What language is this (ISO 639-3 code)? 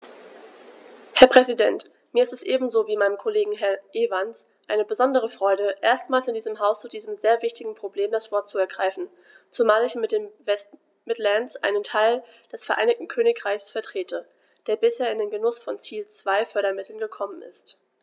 deu